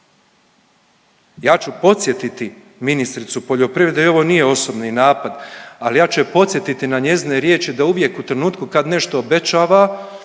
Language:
Croatian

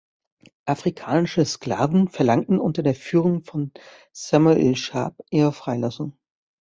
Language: German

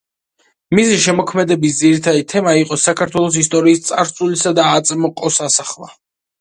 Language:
Georgian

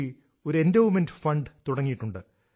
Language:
Malayalam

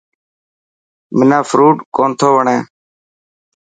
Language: Dhatki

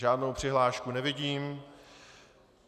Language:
Czech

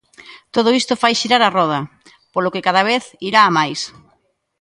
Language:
Galician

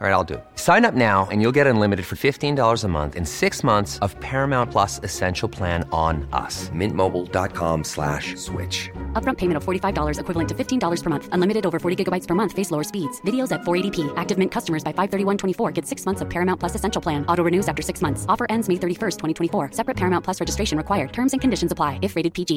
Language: Urdu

